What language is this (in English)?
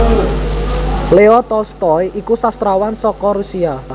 Javanese